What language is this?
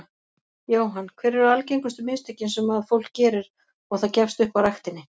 Icelandic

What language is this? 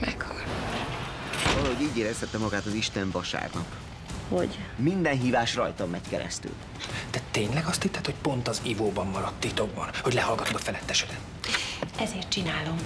Hungarian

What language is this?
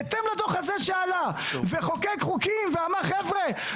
Hebrew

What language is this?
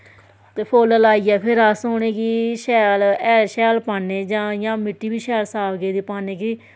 Dogri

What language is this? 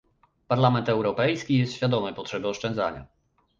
Polish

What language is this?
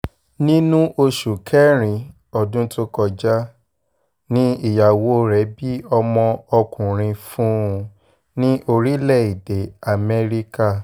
Yoruba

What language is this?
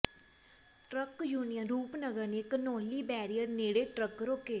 Punjabi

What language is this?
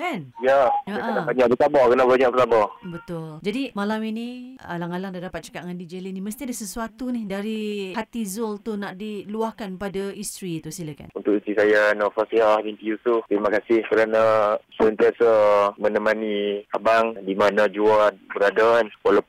Malay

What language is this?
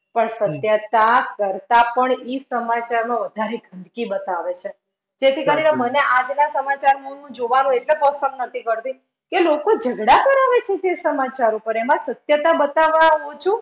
Gujarati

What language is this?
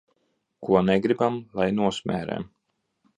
Latvian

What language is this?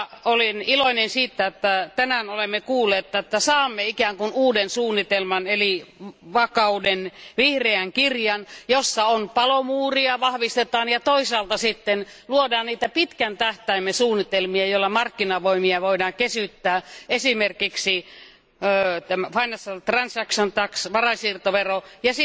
Finnish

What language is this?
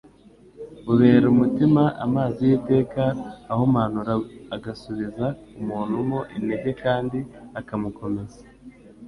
Kinyarwanda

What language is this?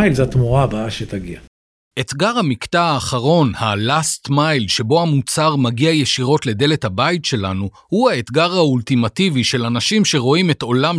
Hebrew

